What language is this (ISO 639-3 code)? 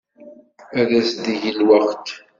kab